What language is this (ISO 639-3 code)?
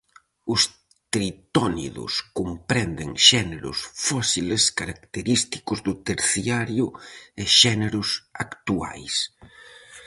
glg